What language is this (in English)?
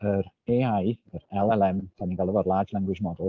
Welsh